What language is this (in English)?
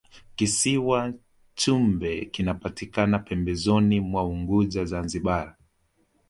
Swahili